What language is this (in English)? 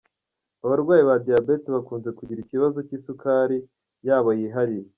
Kinyarwanda